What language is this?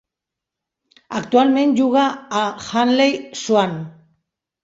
Catalan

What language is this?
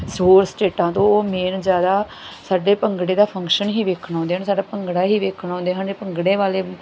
Punjabi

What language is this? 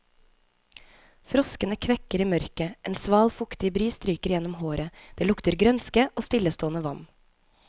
Norwegian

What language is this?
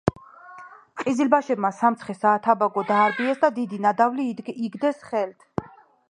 Georgian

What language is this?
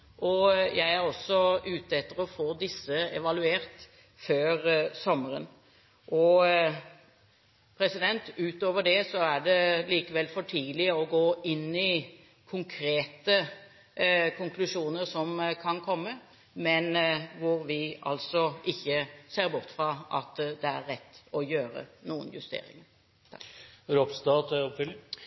Norwegian Bokmål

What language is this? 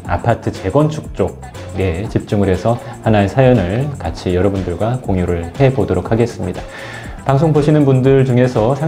Korean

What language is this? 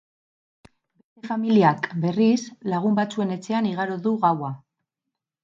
Basque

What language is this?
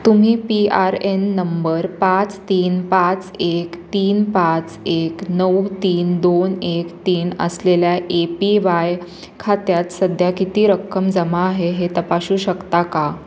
Marathi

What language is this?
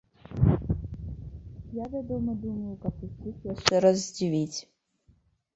Belarusian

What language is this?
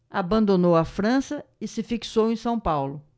Portuguese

